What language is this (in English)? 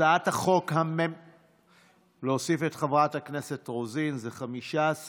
Hebrew